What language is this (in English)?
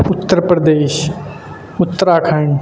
Urdu